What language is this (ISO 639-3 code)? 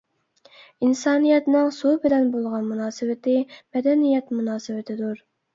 uig